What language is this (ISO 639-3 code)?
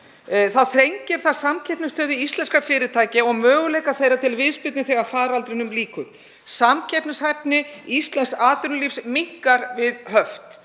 isl